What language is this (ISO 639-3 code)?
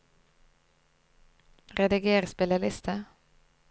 nor